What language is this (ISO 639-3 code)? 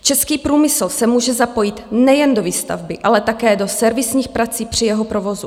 ces